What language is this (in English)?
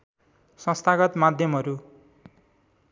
Nepali